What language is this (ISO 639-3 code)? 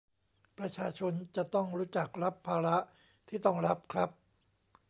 tha